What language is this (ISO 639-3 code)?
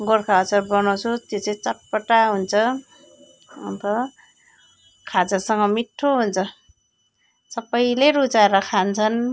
nep